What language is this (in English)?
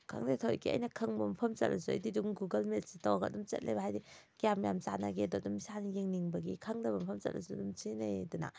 Manipuri